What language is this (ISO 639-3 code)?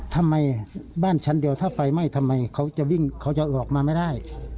tha